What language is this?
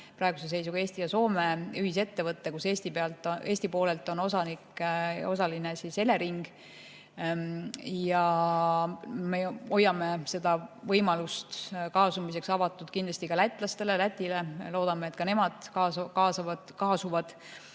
Estonian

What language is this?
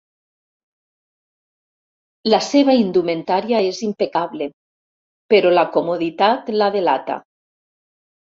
Catalan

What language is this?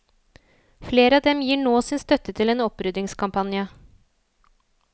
Norwegian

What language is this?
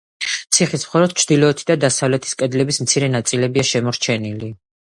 Georgian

